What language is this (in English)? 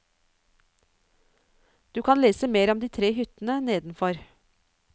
Norwegian